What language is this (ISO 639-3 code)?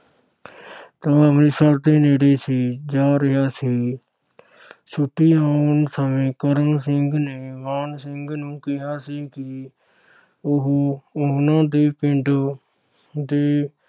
pan